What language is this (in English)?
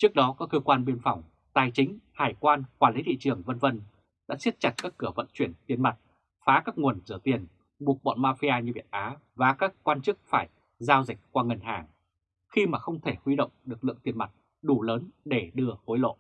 Vietnamese